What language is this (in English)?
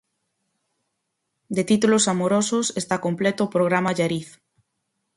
Galician